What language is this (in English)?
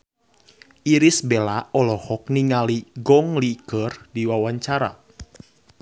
Sundanese